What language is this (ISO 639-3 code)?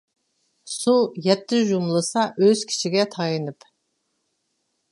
uig